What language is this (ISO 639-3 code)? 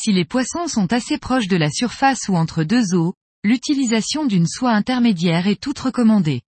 fra